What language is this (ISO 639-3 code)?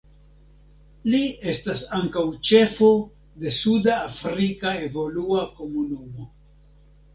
epo